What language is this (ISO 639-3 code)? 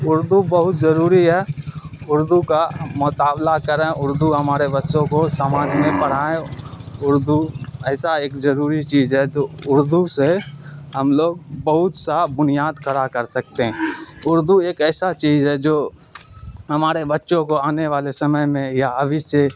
urd